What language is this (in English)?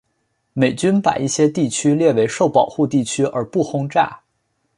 Chinese